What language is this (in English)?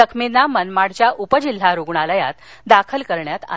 Marathi